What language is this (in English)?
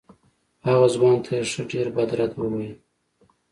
Pashto